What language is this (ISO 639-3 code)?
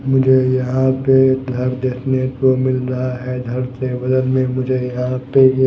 hin